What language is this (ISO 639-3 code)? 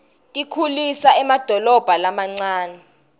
ssw